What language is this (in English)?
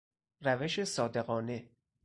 Persian